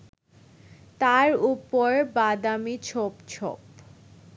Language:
Bangla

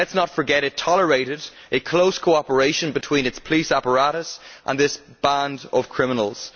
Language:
English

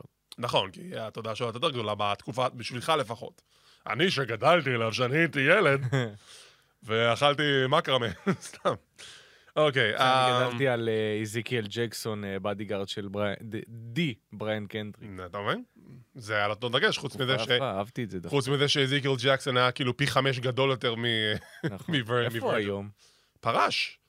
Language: Hebrew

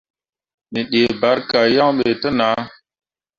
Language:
Mundang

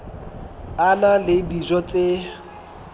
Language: Southern Sotho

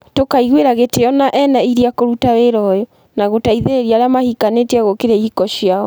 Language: Kikuyu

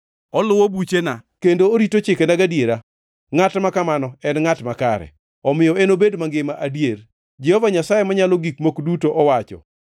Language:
Luo (Kenya and Tanzania)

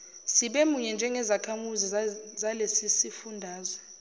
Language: Zulu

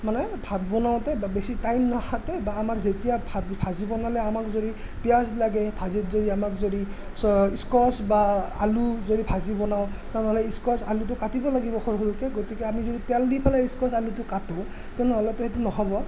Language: Assamese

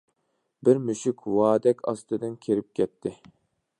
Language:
Uyghur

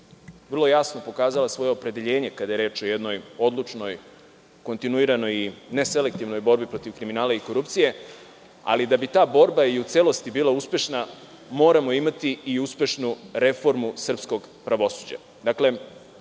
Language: Serbian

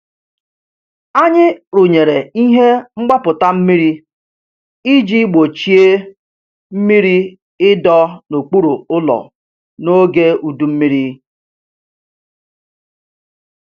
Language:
Igbo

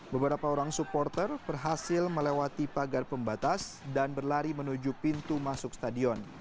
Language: Indonesian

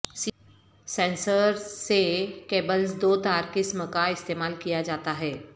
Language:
Urdu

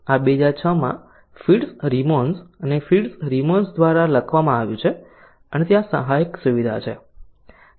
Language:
Gujarati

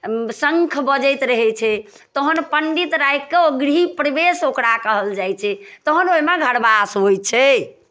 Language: Maithili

